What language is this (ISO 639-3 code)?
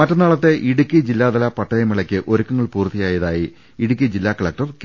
mal